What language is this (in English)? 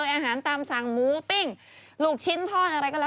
Thai